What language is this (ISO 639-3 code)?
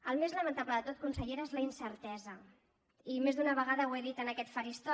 cat